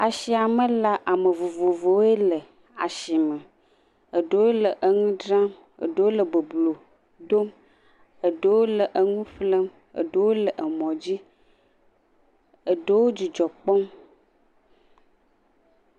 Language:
Ewe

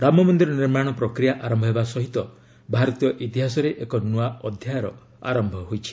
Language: Odia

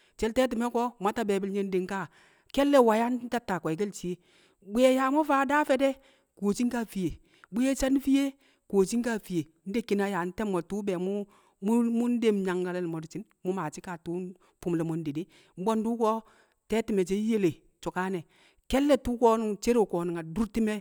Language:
Kamo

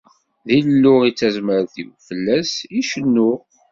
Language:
Kabyle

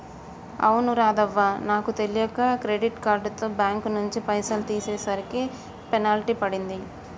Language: Telugu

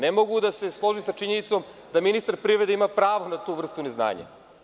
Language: Serbian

